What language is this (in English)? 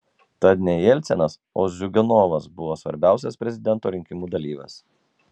Lithuanian